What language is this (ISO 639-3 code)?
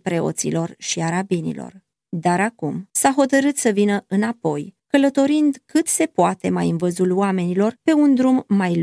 ron